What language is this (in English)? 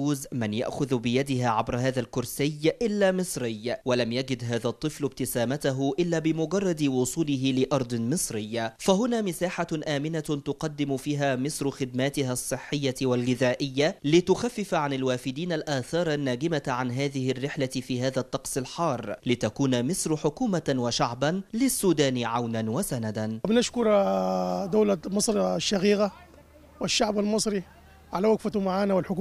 Arabic